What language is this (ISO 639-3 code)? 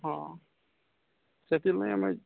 ori